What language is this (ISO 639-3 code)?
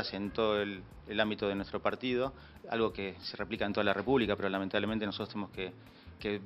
spa